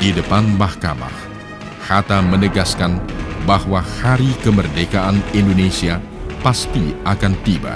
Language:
Indonesian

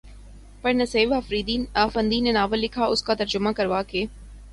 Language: Urdu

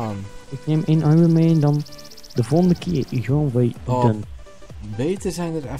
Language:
Dutch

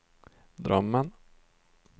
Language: Swedish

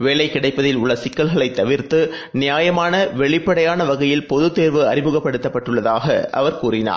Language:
Tamil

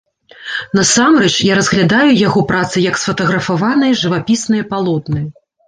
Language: Belarusian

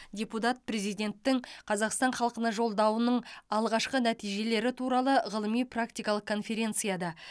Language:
Kazakh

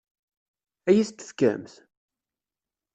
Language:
Kabyle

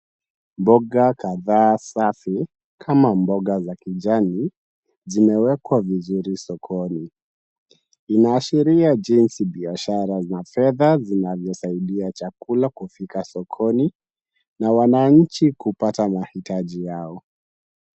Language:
Swahili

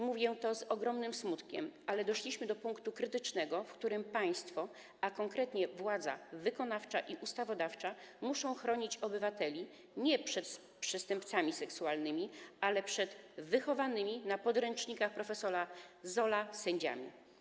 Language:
Polish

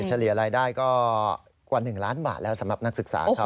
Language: Thai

